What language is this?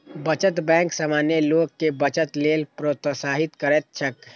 Maithili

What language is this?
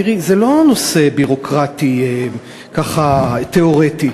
Hebrew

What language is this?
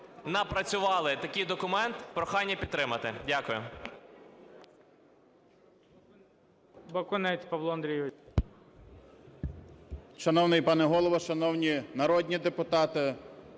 Ukrainian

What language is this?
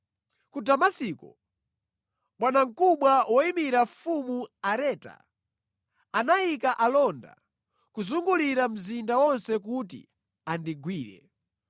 Nyanja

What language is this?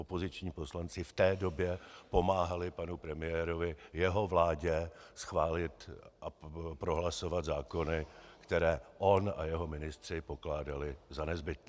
Czech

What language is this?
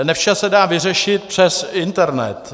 Czech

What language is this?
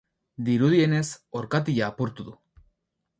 Basque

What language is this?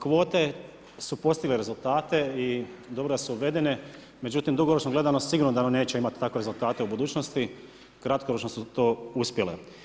Croatian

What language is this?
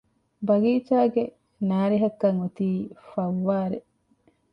Divehi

